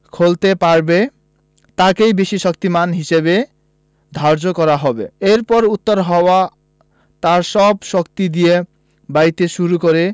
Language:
Bangla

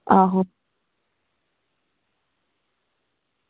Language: Dogri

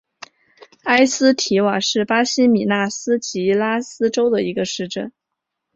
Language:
Chinese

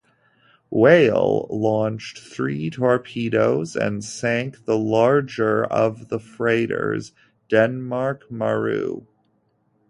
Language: English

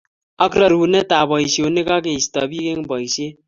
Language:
Kalenjin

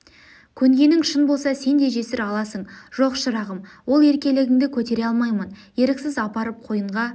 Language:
Kazakh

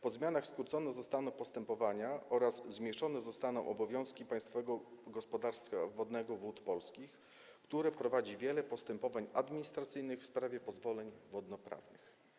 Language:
Polish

